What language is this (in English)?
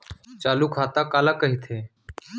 Chhattisgarhi